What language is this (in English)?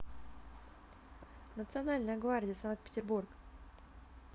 Russian